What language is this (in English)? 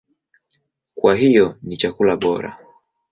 Swahili